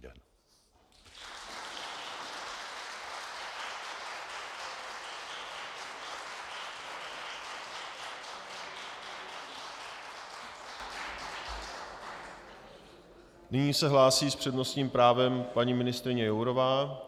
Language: Czech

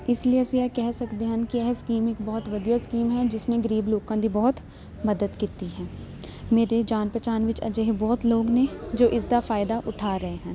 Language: Punjabi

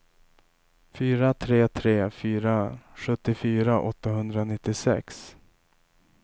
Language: Swedish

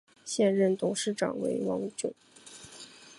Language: Chinese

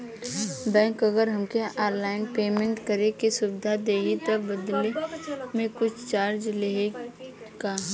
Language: Bhojpuri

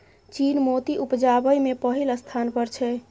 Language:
Maithili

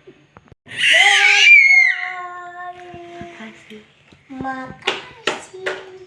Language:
Indonesian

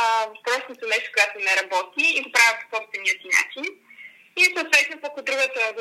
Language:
Bulgarian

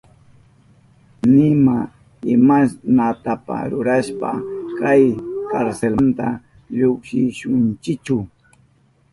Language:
Southern Pastaza Quechua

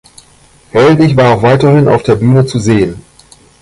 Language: German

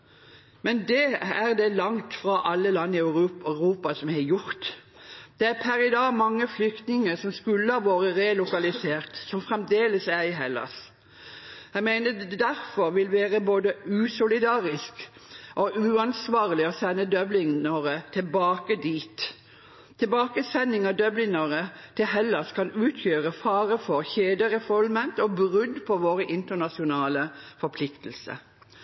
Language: Norwegian Bokmål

